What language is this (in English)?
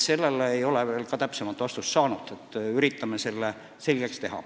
Estonian